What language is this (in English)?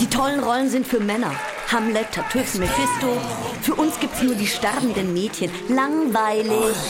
German